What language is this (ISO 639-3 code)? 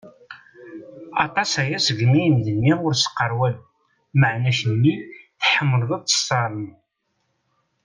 kab